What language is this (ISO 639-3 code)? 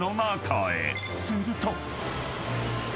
jpn